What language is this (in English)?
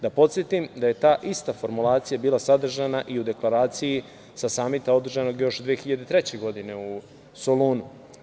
Serbian